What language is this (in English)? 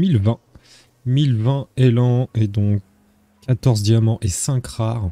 French